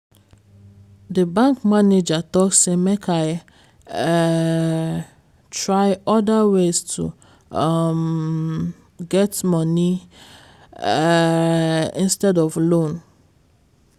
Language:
Nigerian Pidgin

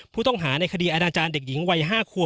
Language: Thai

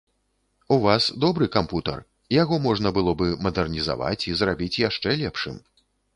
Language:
Belarusian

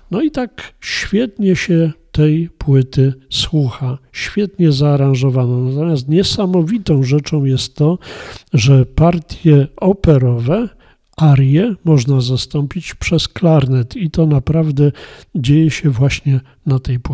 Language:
Polish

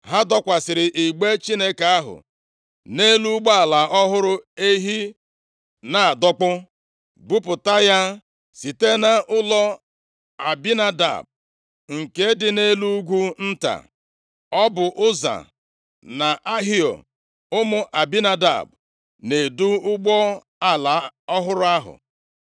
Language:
Igbo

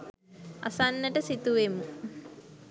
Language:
Sinhala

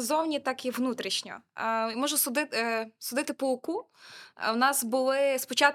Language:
Ukrainian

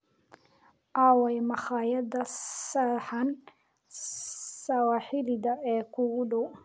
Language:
Somali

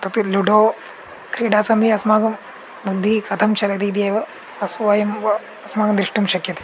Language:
Sanskrit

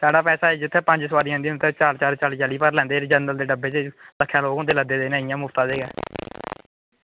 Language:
Dogri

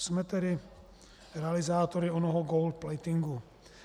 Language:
Czech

